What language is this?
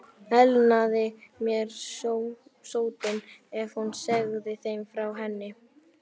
Icelandic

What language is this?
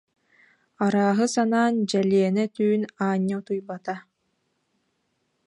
Yakut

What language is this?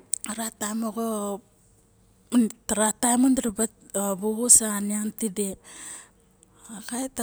Barok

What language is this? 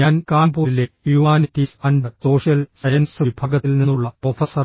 Malayalam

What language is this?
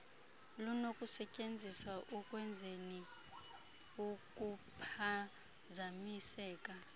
Xhosa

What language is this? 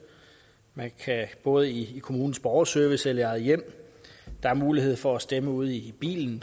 Danish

